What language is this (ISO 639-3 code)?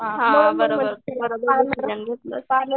mar